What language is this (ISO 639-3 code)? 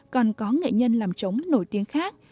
vie